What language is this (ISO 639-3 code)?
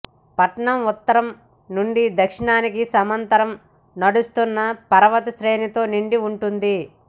tel